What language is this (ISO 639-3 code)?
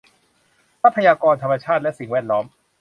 tha